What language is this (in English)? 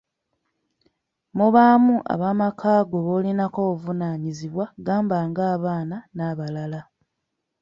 Ganda